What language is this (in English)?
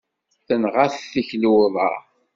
Kabyle